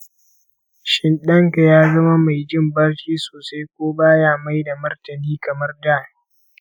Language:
Hausa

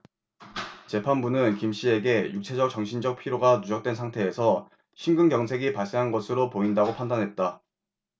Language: Korean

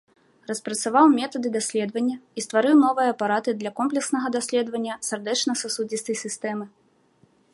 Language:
Belarusian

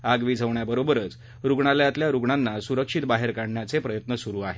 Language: Marathi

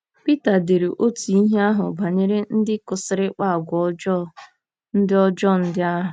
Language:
Igbo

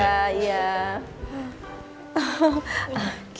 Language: Indonesian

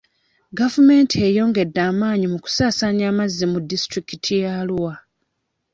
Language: Ganda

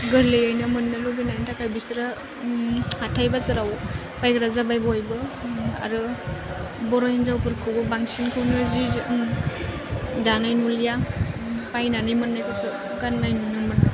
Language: Bodo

